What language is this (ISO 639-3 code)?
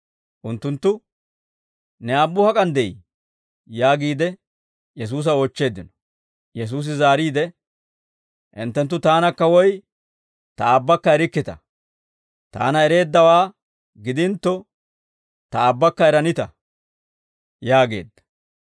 dwr